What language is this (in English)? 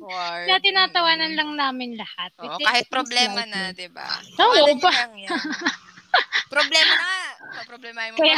Filipino